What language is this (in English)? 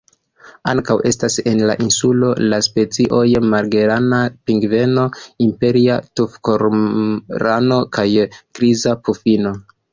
Esperanto